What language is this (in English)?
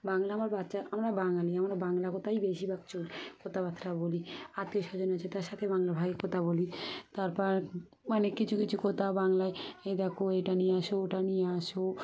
Bangla